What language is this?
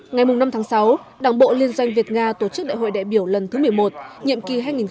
Vietnamese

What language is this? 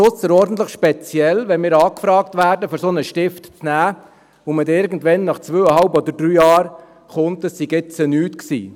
Swiss German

